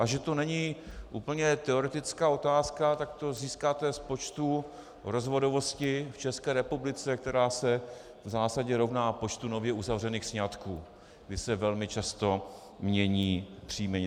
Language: Czech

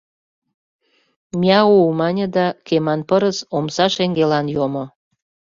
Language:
Mari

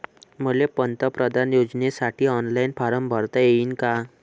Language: Marathi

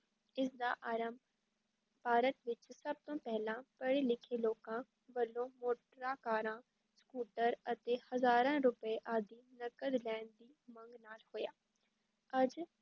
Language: Punjabi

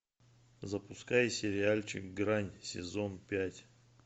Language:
Russian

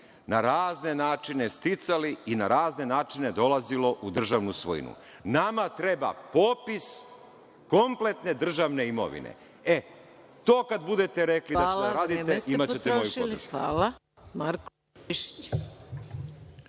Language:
Serbian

